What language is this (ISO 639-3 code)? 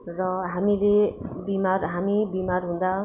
nep